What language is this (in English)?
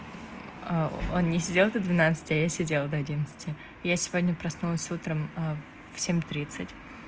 Russian